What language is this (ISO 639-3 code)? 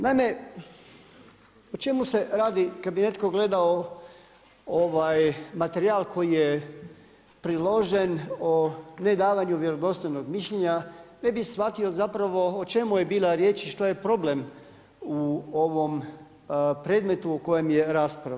hrv